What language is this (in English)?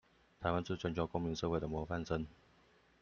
Chinese